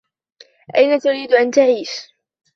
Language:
Arabic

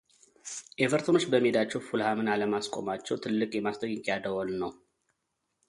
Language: Amharic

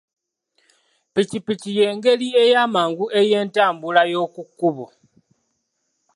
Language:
Ganda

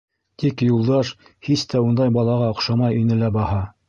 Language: Bashkir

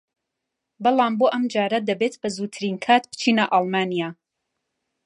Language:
Central Kurdish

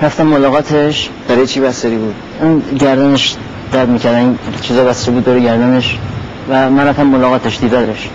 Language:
Persian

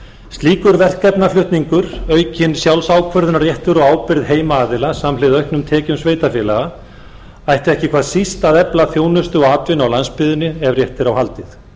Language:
Icelandic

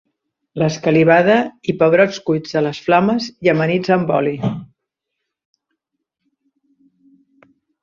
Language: Catalan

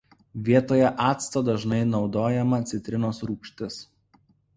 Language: Lithuanian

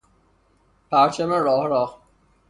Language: Persian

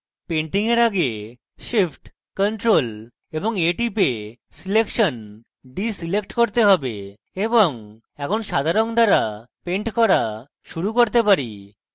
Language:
Bangla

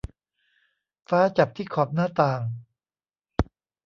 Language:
Thai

